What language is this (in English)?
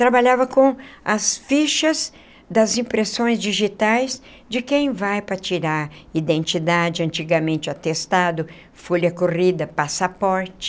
Portuguese